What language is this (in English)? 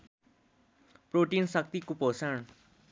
Nepali